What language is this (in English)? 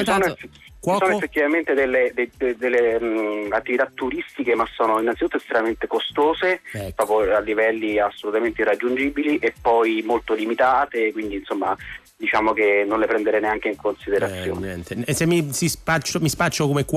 Italian